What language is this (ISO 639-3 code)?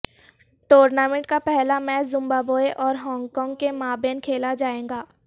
urd